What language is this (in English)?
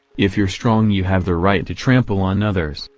English